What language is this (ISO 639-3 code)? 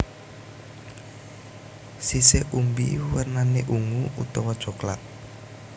jav